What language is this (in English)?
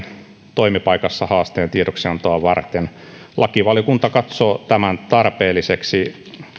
Finnish